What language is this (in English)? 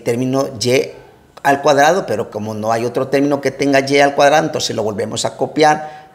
Spanish